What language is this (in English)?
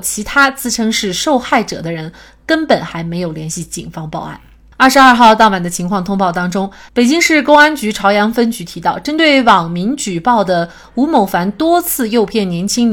Chinese